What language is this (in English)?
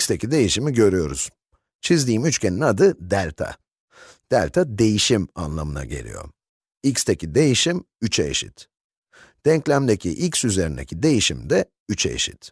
Turkish